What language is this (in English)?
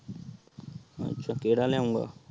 Punjabi